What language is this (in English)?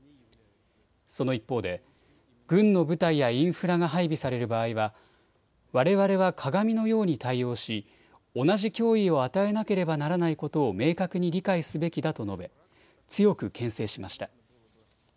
Japanese